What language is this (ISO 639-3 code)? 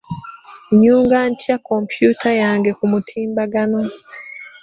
lug